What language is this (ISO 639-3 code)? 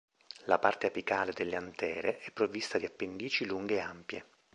ita